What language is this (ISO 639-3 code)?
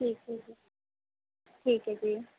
pan